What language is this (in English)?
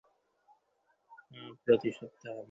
Bangla